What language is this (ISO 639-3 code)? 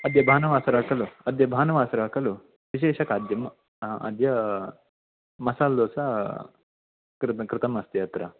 san